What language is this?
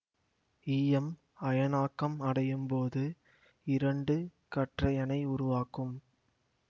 Tamil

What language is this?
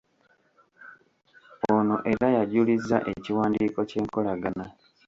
Ganda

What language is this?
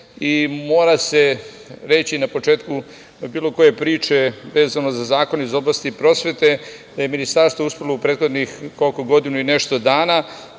Serbian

